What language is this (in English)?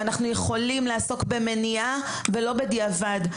Hebrew